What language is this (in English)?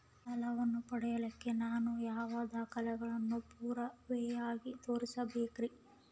Kannada